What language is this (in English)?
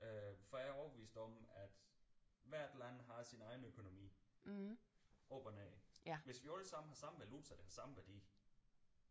Danish